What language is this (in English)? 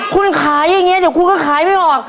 Thai